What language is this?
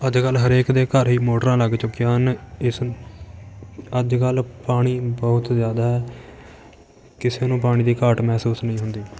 Punjabi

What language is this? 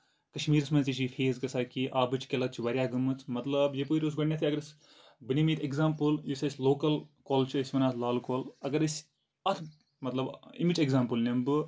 Kashmiri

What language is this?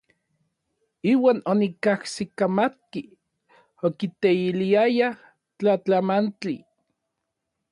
Orizaba Nahuatl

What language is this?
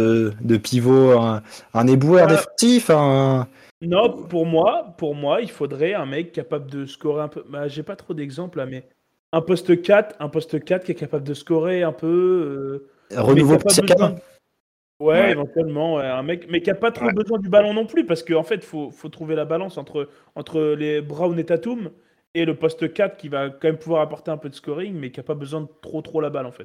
French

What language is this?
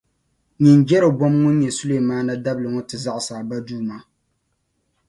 Dagbani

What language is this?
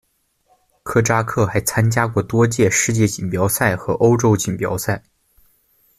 Chinese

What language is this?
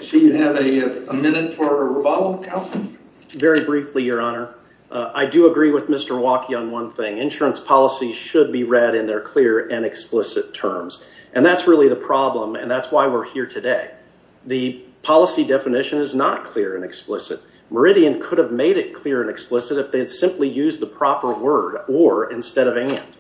English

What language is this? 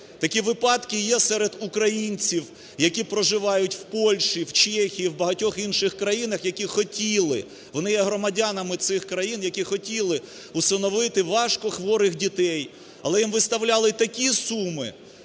Ukrainian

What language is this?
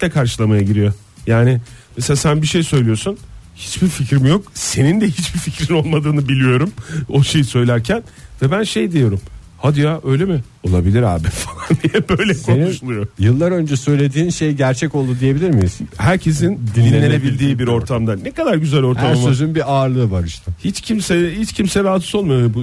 Turkish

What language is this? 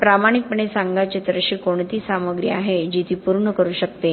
Marathi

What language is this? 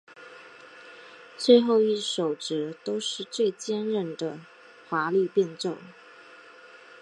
Chinese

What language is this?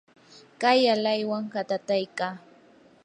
Yanahuanca Pasco Quechua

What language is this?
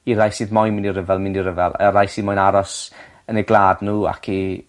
Welsh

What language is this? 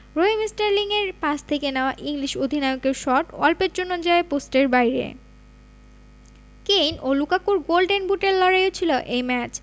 Bangla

